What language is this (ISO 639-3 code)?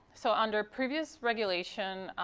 eng